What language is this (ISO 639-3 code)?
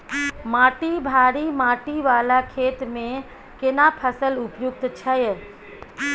mai